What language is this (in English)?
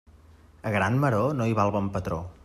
Catalan